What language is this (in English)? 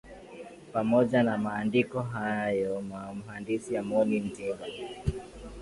Swahili